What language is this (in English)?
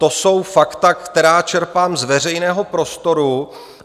Czech